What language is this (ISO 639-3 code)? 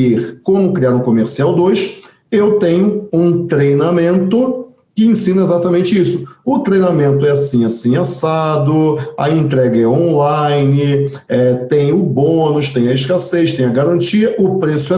por